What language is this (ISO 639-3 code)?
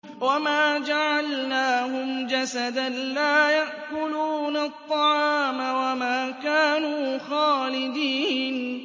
ara